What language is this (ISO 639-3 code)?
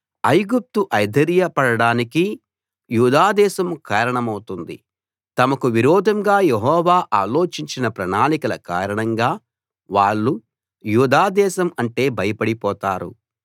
tel